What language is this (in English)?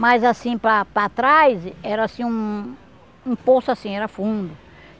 Portuguese